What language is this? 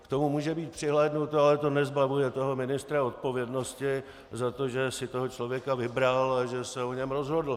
Czech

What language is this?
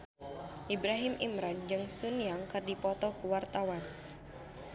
Sundanese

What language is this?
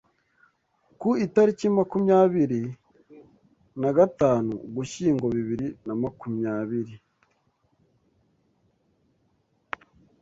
Kinyarwanda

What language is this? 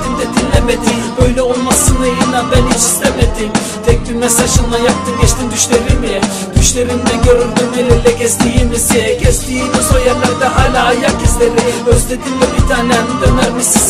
Turkish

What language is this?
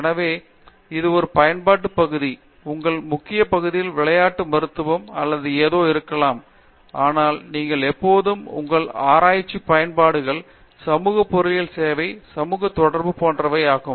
Tamil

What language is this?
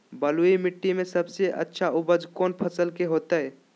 Magahi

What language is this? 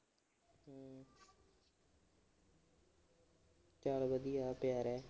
Punjabi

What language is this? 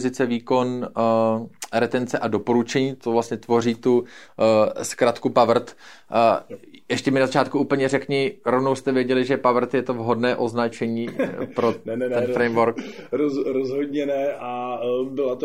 Czech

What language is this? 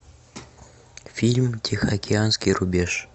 Russian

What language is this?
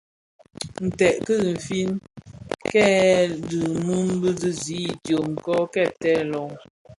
Bafia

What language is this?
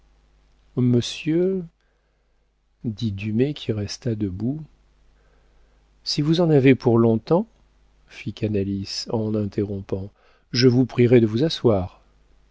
French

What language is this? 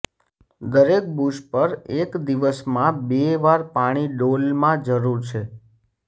Gujarati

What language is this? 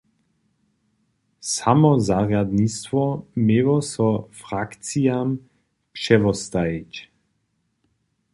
Upper Sorbian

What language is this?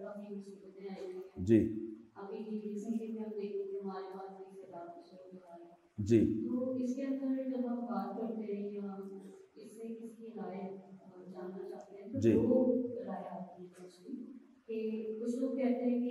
Urdu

